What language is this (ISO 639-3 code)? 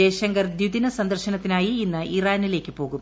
mal